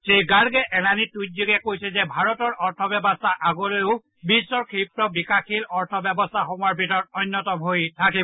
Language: Assamese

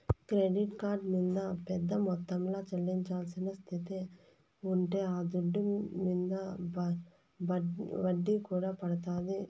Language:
Telugu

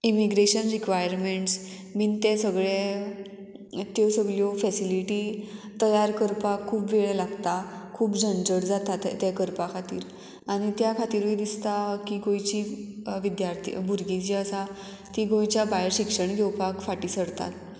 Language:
Konkani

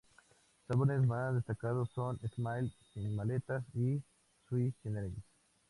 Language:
Spanish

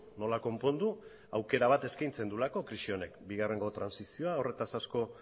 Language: Basque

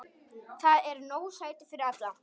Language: Icelandic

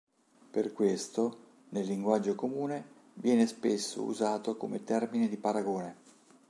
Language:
Italian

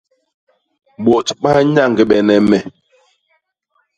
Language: Basaa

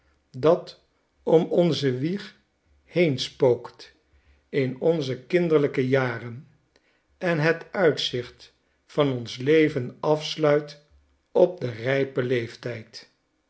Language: Dutch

